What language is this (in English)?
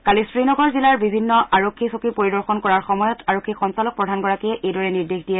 Assamese